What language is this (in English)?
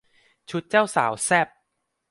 Thai